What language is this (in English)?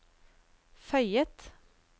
Norwegian